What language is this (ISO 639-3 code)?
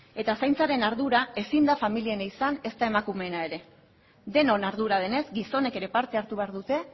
eus